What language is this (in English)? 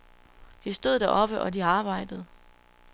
Danish